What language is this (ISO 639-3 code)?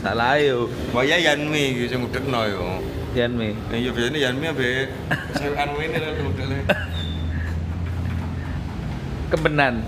ind